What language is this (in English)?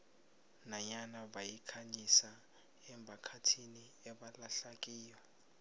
South Ndebele